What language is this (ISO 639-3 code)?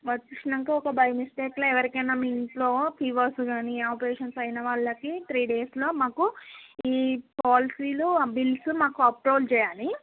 tel